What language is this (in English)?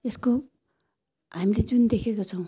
Nepali